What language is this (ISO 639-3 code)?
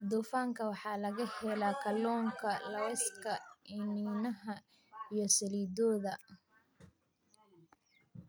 som